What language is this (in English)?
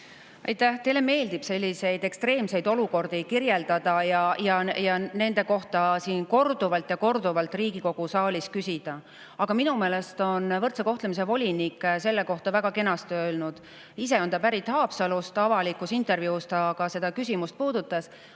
Estonian